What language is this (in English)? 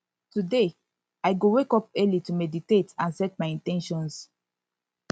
Nigerian Pidgin